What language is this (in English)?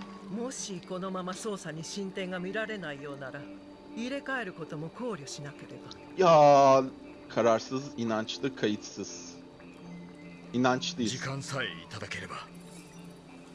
Turkish